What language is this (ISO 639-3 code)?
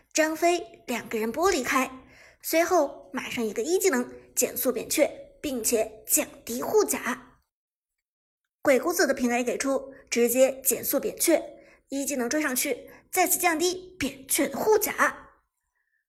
zho